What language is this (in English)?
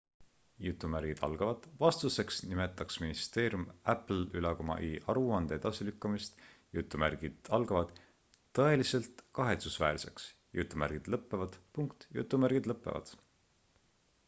Estonian